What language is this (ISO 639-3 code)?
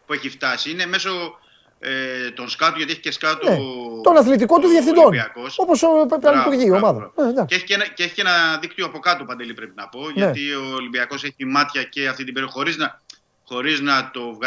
ell